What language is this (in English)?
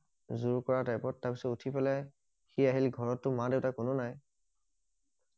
Assamese